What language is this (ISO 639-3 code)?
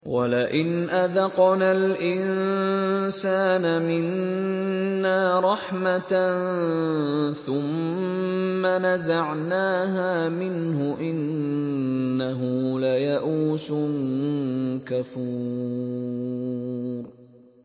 ara